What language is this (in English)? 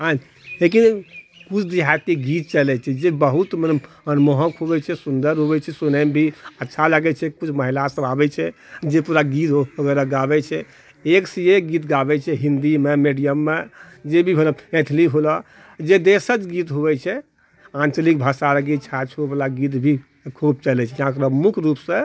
Maithili